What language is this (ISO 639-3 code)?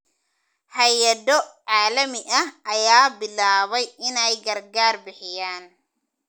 som